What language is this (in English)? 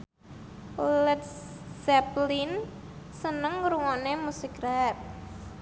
Javanese